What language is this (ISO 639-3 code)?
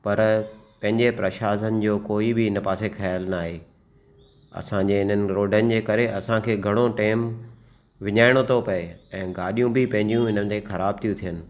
snd